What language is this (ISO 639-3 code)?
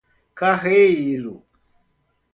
por